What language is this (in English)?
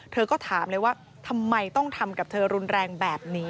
Thai